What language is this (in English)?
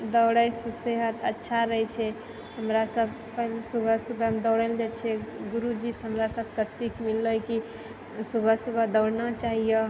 Maithili